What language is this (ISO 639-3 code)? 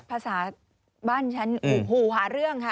tha